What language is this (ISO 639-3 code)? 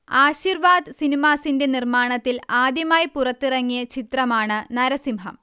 mal